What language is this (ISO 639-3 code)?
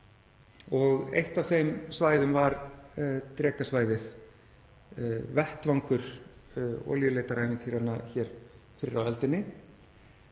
isl